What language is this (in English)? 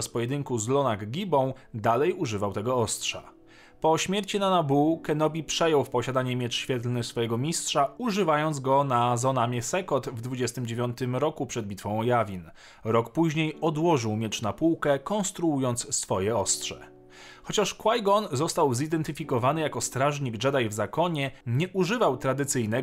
Polish